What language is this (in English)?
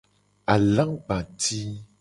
Gen